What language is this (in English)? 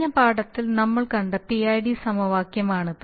Malayalam